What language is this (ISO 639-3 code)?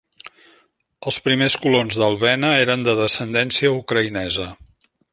cat